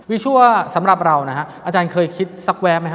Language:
Thai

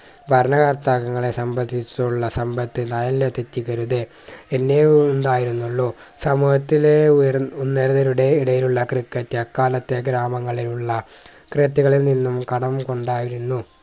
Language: Malayalam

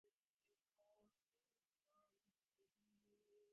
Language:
Divehi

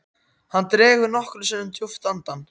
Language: Icelandic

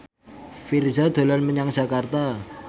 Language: Javanese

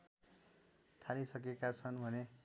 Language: Nepali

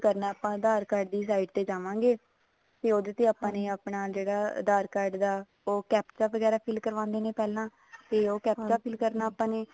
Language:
Punjabi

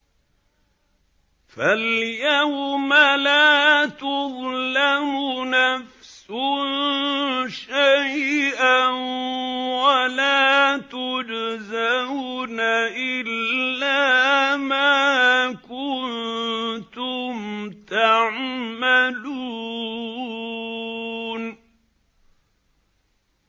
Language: Arabic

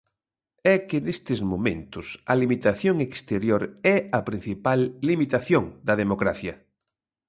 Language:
Galician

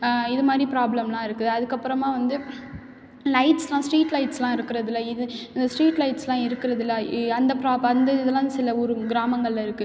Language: Tamil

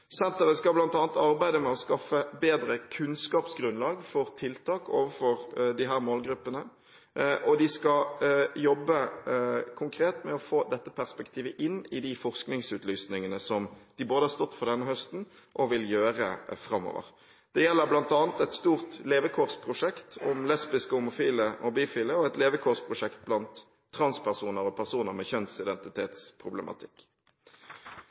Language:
Norwegian Bokmål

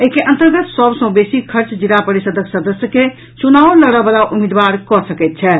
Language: Maithili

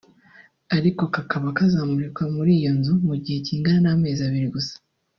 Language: Kinyarwanda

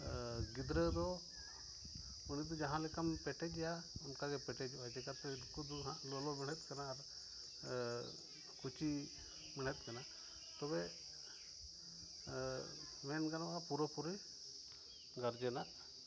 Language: Santali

